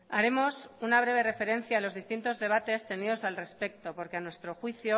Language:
Spanish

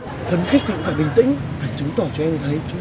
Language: Vietnamese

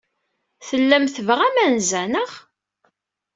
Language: Kabyle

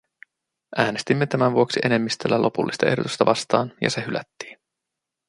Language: Finnish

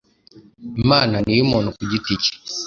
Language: Kinyarwanda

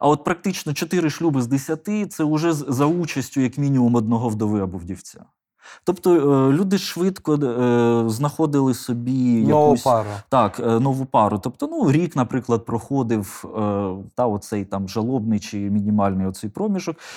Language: Ukrainian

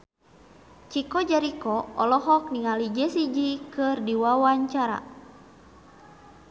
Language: Sundanese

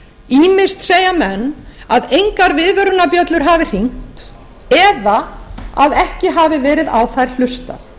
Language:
Icelandic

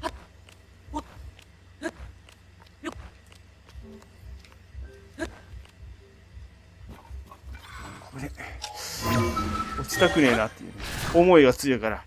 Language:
Japanese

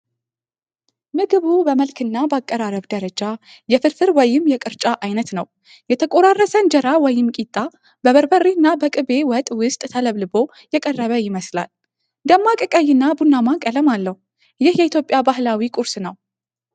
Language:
Amharic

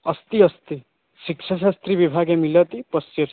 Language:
Sanskrit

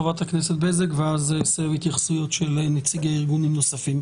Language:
Hebrew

